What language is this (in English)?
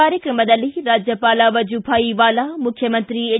Kannada